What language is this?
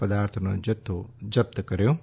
Gujarati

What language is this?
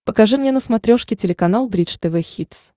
Russian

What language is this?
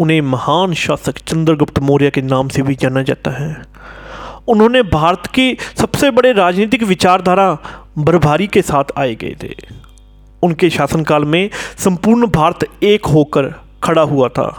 Hindi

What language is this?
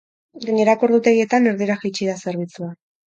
Basque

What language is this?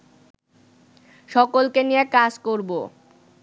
Bangla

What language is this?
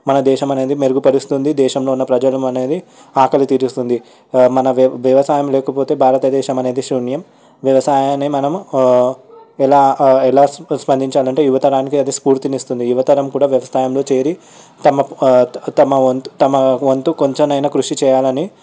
Telugu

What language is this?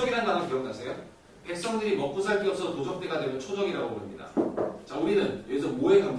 Korean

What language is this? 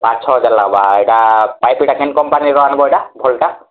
Odia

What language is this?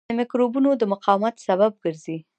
Pashto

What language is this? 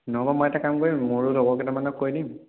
Assamese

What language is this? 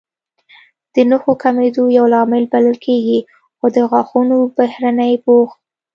Pashto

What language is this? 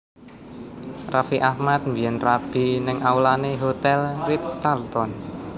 Javanese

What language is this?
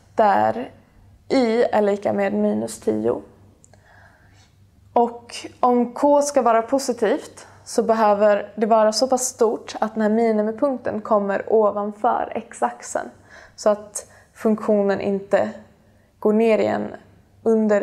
Swedish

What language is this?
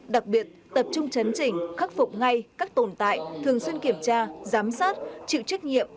Vietnamese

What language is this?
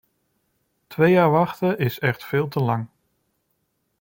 Dutch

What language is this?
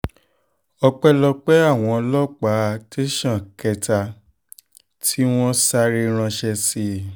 Yoruba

